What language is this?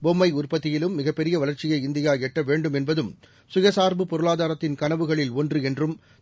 Tamil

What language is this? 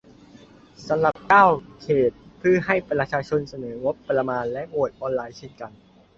Thai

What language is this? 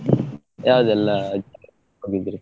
Kannada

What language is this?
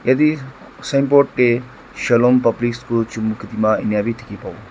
Naga Pidgin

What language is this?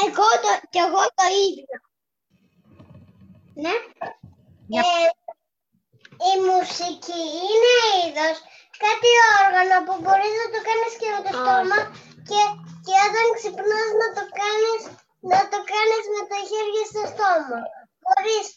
Greek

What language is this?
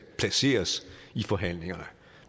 Danish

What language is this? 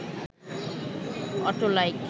Bangla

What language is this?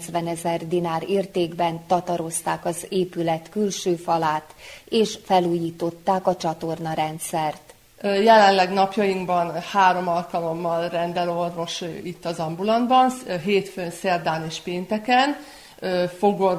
Hungarian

